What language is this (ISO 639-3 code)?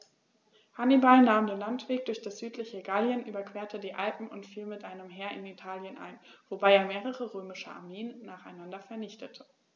deu